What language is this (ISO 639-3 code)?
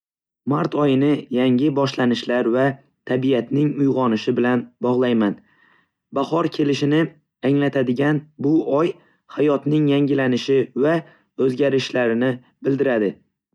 uzb